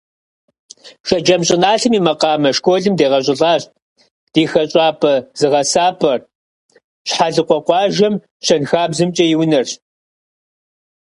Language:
Kabardian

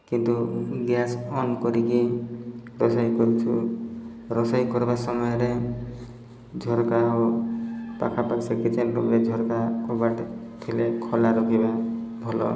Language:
Odia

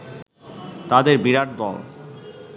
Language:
Bangla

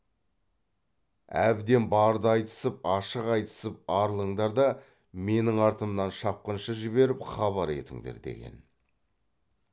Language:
Kazakh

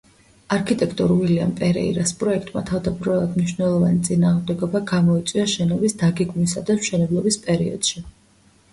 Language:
Georgian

